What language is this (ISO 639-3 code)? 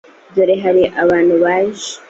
kin